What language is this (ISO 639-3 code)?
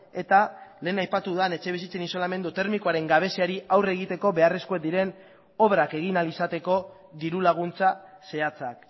eus